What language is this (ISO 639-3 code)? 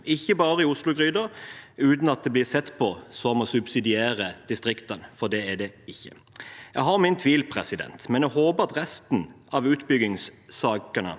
nor